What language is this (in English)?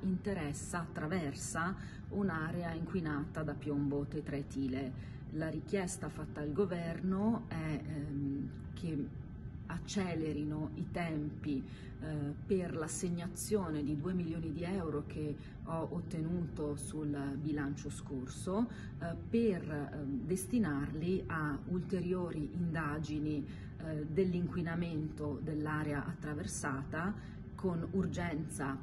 Italian